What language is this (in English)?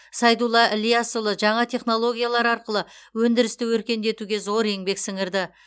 Kazakh